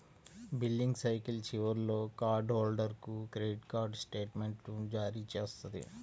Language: Telugu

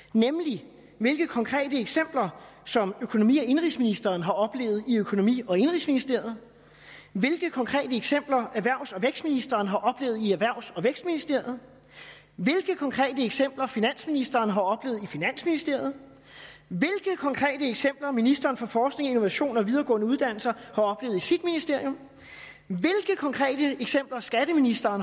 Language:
Danish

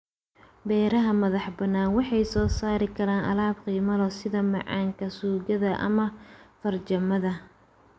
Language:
Somali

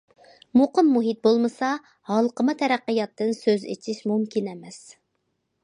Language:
Uyghur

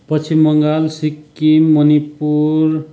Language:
Nepali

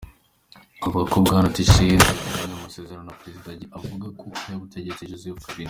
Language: Kinyarwanda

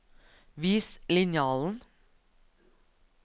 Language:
Norwegian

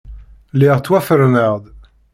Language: Kabyle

